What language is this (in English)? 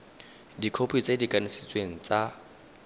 Tswana